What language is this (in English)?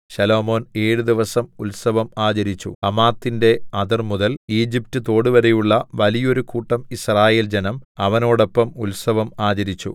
Malayalam